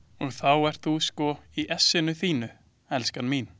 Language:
Icelandic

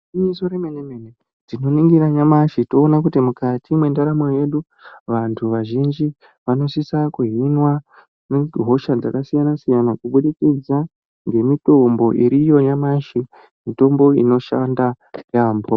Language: Ndau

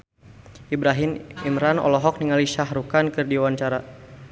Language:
Sundanese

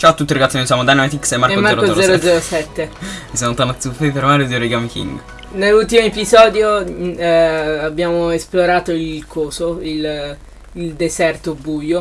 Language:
Italian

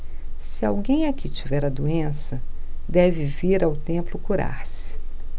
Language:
Portuguese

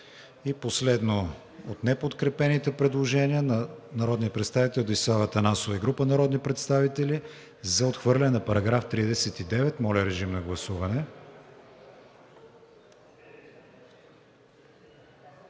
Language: Bulgarian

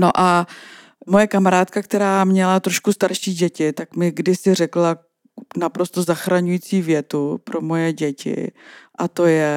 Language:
Czech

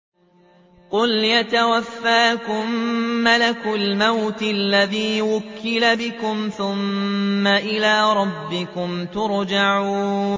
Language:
Arabic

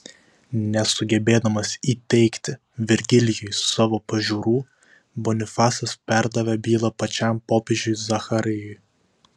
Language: Lithuanian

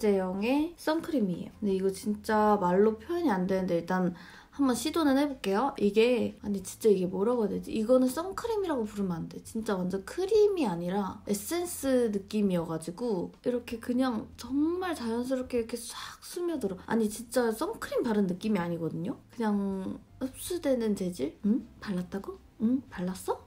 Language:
Korean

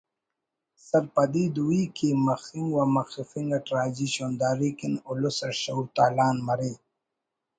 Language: Brahui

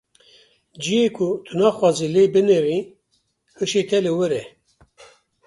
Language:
Kurdish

